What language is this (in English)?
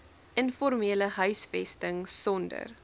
Afrikaans